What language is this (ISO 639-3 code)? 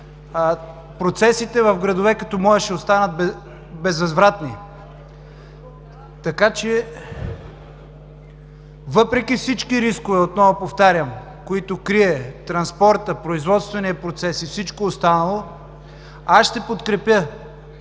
bul